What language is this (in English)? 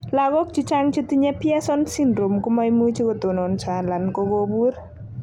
Kalenjin